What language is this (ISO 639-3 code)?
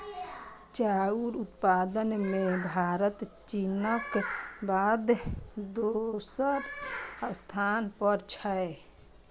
mai